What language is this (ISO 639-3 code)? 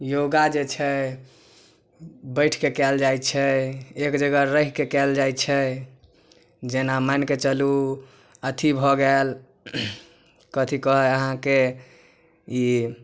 mai